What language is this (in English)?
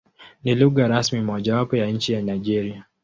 Swahili